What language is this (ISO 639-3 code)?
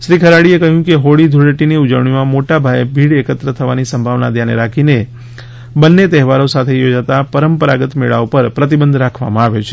guj